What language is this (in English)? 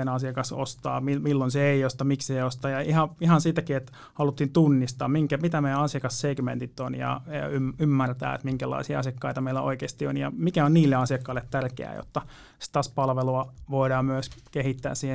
Finnish